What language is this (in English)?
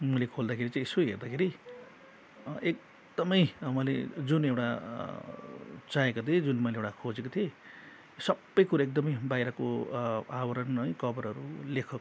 Nepali